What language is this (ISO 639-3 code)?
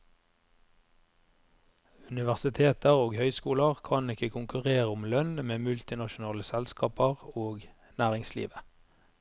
nor